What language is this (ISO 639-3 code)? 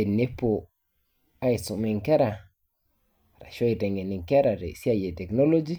mas